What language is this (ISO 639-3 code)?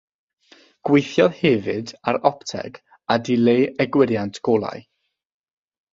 cym